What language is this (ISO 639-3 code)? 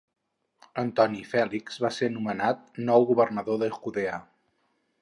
cat